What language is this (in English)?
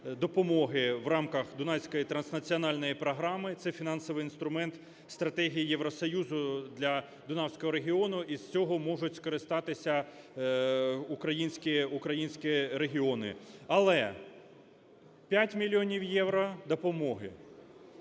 Ukrainian